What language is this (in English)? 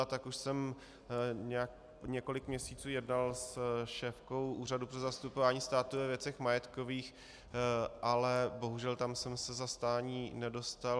Czech